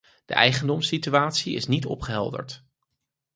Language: Dutch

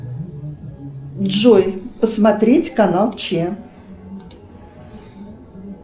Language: Russian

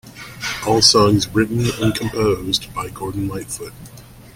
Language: English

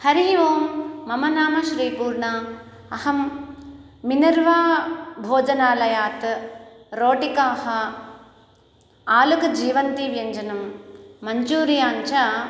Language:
Sanskrit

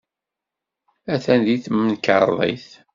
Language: Kabyle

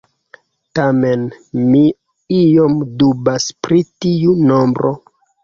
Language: Esperanto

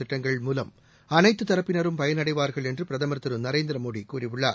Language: Tamil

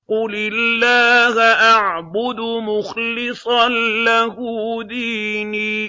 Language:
Arabic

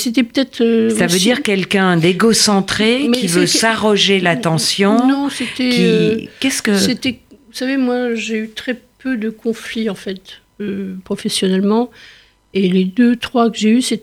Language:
French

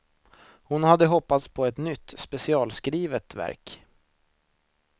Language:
Swedish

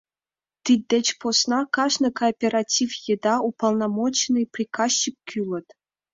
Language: Mari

